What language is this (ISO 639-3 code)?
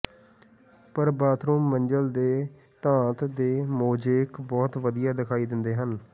pan